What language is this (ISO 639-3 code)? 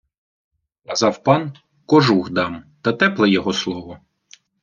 ukr